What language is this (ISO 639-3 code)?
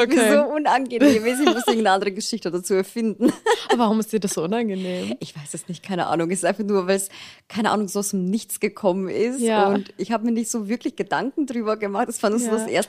deu